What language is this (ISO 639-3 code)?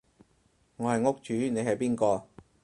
yue